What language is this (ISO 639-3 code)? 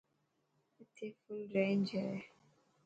mki